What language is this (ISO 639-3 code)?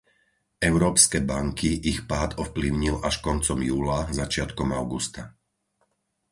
slk